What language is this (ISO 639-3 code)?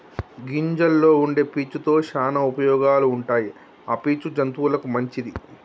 tel